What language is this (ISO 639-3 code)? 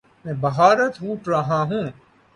urd